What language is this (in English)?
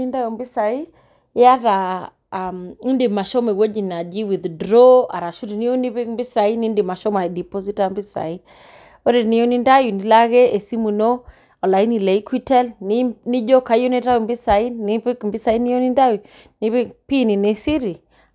Masai